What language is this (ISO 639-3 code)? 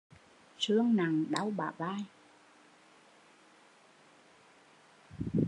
vie